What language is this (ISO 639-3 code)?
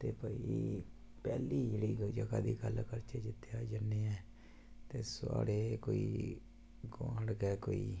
doi